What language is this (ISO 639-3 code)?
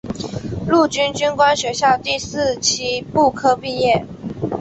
zho